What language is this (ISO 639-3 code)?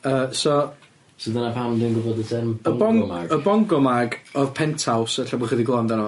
cym